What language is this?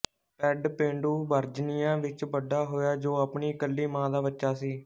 Punjabi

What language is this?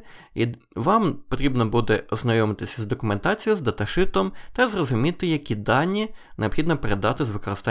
Ukrainian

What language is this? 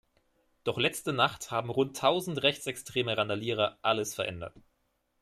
German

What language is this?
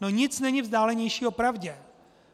Czech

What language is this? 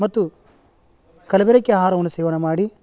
Kannada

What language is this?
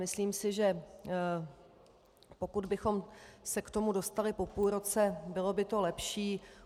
Czech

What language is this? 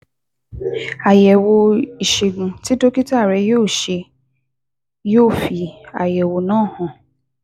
Yoruba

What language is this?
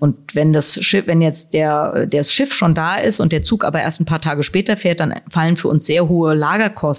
German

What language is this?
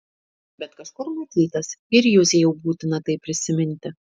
Lithuanian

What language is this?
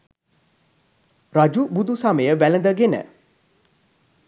Sinhala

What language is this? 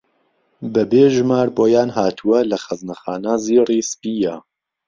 Central Kurdish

